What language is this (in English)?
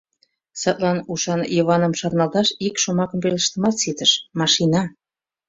Mari